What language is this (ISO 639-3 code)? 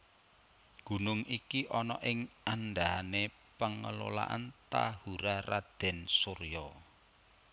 jav